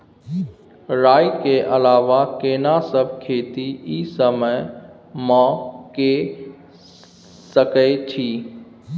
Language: Maithili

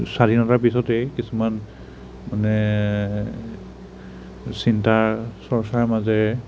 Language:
Assamese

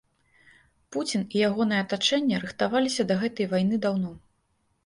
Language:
Belarusian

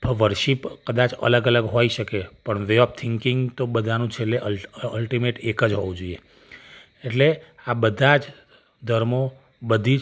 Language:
Gujarati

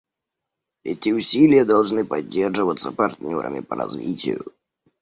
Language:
Russian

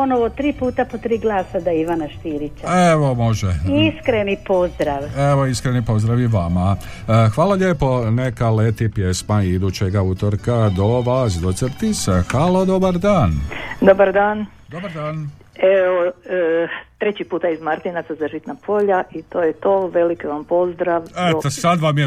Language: Croatian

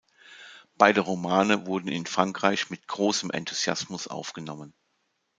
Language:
German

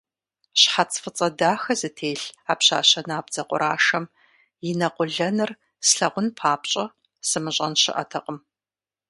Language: Kabardian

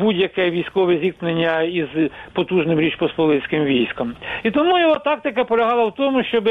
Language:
Ukrainian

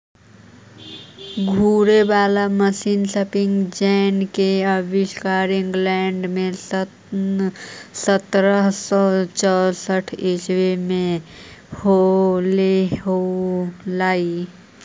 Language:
Magahi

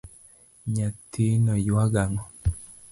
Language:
Luo (Kenya and Tanzania)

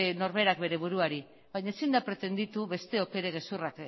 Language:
Basque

